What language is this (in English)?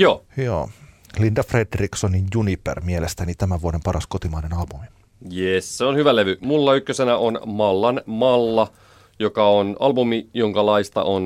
Finnish